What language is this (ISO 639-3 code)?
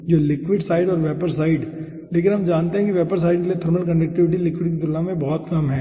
hin